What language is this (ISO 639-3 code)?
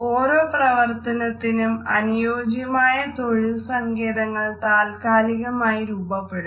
mal